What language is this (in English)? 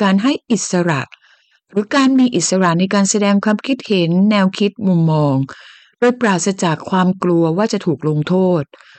Thai